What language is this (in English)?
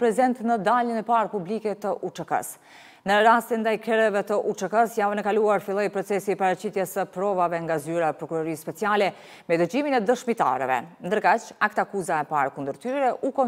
Romanian